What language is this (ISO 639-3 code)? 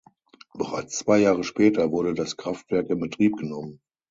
deu